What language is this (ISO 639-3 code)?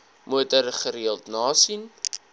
afr